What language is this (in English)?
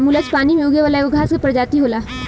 Bhojpuri